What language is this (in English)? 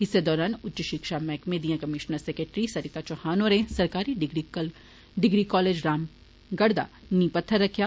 Dogri